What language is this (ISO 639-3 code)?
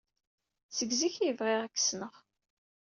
kab